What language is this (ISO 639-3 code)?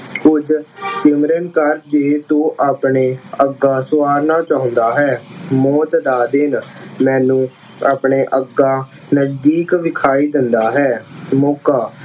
pan